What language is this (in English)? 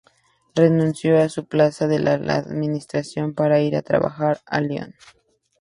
Spanish